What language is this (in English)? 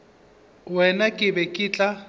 Northern Sotho